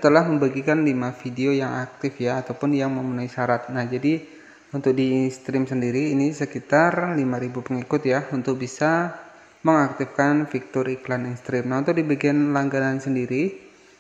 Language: Indonesian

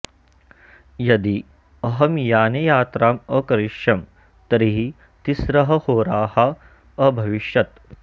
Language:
Sanskrit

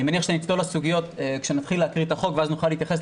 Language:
Hebrew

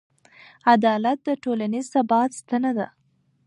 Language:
Pashto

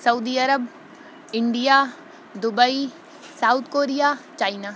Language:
Urdu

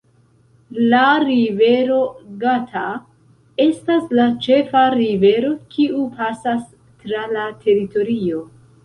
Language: Esperanto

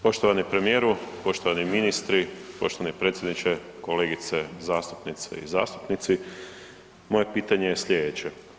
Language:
Croatian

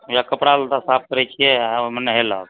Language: Maithili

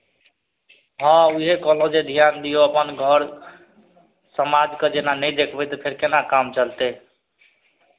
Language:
Maithili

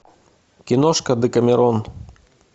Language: Russian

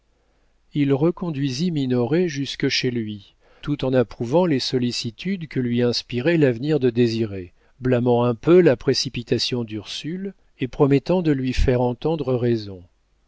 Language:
French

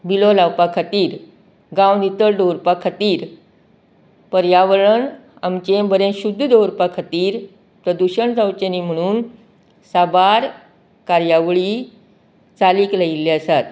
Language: Konkani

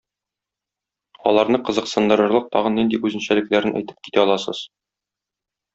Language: Tatar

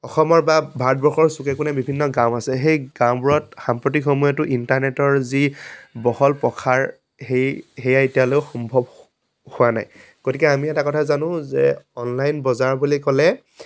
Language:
Assamese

